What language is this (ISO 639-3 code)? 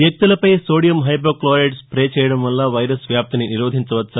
tel